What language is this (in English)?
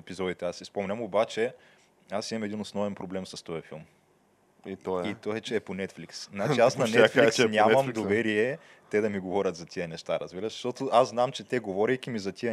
Bulgarian